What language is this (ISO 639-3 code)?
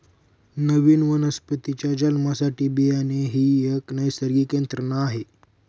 mar